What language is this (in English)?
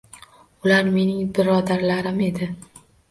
Uzbek